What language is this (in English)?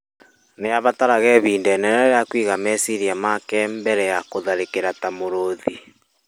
Kikuyu